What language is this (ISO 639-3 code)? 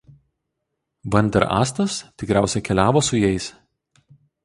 lit